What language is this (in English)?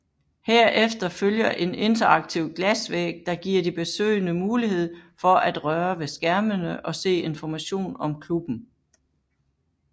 Danish